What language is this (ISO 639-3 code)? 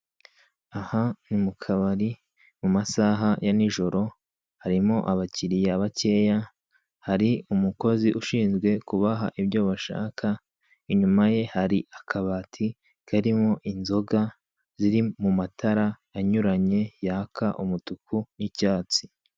kin